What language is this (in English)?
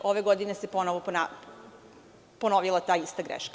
Serbian